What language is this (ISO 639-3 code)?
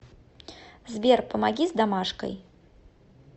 rus